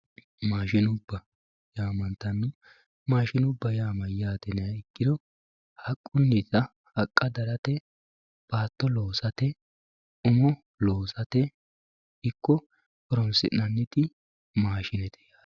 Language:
Sidamo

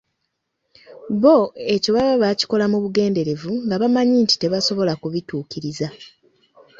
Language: Ganda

